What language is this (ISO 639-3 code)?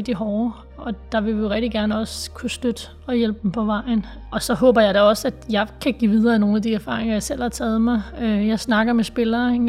dan